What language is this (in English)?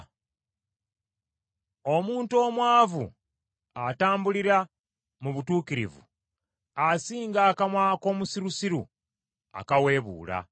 Ganda